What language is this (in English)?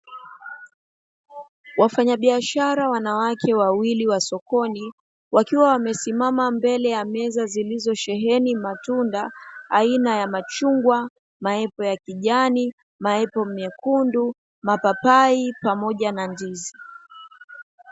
Swahili